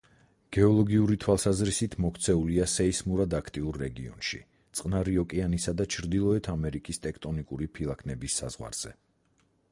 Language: Georgian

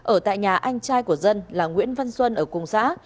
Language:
Vietnamese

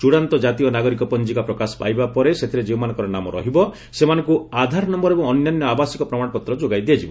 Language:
Odia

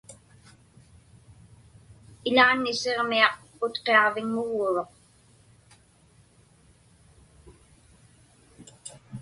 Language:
Inupiaq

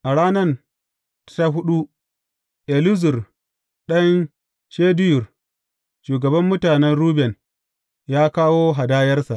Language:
Hausa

